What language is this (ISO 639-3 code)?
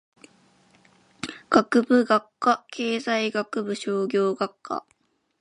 jpn